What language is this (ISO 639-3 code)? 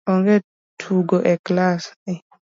luo